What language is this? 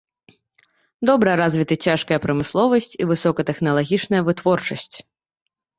Belarusian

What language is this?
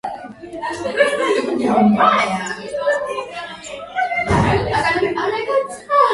Swahili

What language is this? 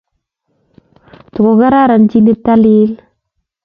Kalenjin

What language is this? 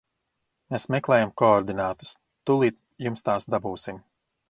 Latvian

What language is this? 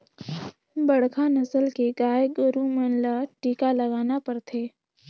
Chhattisgarhi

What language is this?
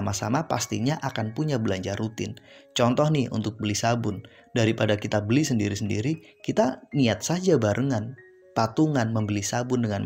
Indonesian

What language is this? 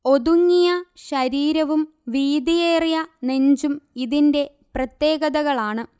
Malayalam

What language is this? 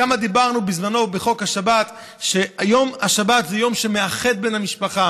Hebrew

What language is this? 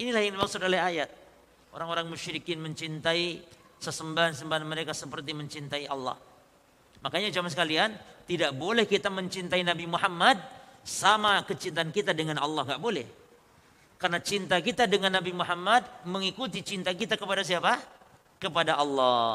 Indonesian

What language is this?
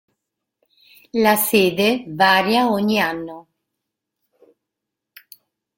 Italian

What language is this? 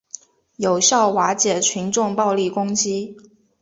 Chinese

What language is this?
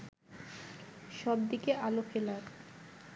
Bangla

